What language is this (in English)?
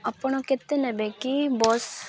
Odia